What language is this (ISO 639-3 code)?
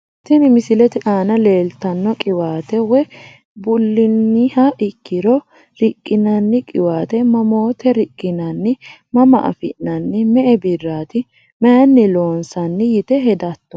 sid